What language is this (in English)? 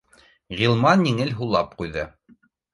Bashkir